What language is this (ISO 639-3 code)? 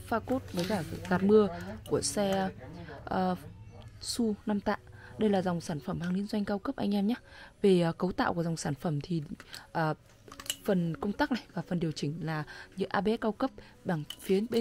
vie